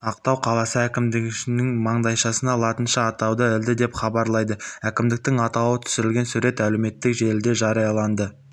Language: Kazakh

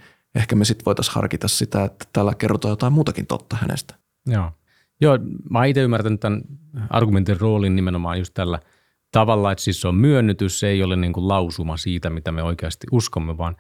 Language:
Finnish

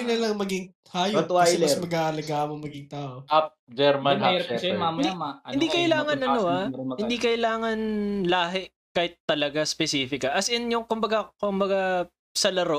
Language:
Filipino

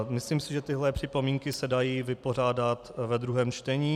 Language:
Czech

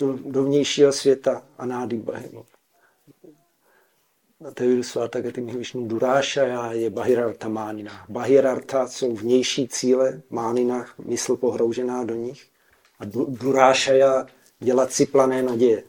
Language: Czech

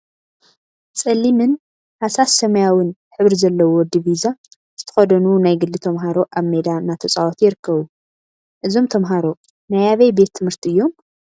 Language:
Tigrinya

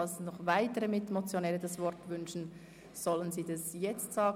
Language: Swiss German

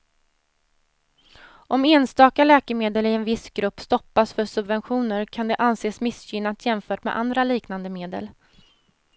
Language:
Swedish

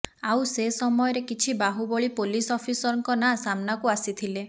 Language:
Odia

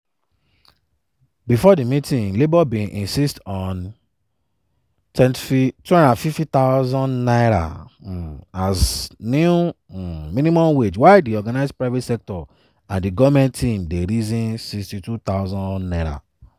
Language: Nigerian Pidgin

